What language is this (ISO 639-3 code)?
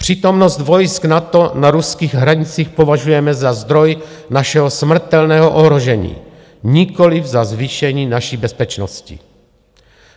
ces